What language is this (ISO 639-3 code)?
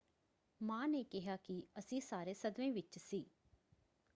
pan